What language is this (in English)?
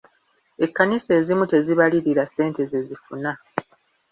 Ganda